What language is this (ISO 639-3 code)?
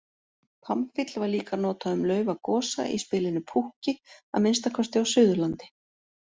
isl